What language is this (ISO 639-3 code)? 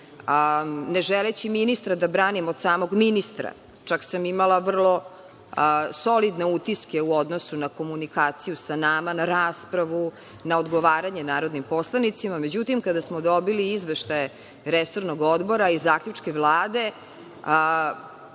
srp